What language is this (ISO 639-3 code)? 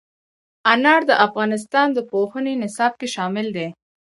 pus